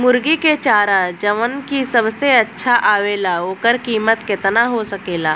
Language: Bhojpuri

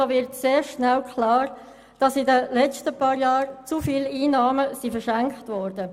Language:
Swiss German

